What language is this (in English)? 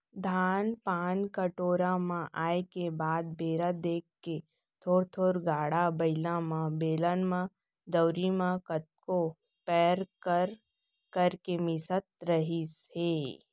Chhattisgarhi